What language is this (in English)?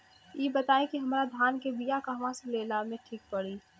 Bhojpuri